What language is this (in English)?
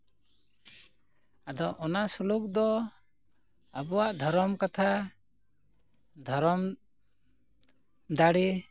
Santali